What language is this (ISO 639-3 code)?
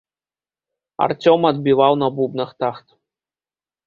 bel